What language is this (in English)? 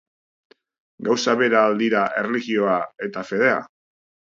Basque